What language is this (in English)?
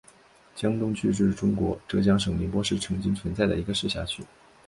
Chinese